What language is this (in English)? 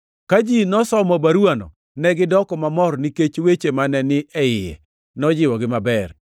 Luo (Kenya and Tanzania)